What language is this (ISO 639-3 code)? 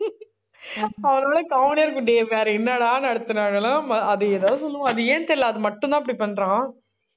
tam